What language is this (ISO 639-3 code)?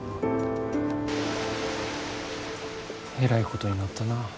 jpn